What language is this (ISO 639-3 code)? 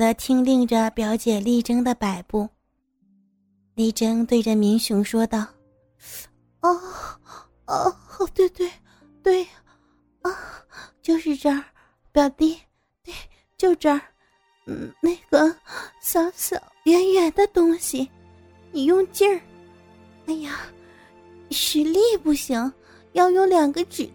zho